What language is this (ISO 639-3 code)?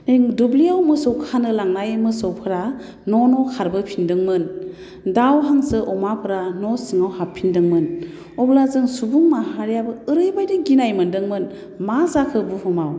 brx